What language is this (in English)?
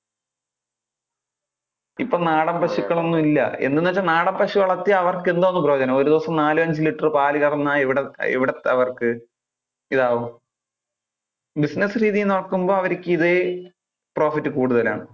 Malayalam